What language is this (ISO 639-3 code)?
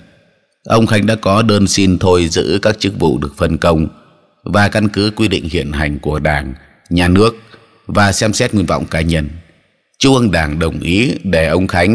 vie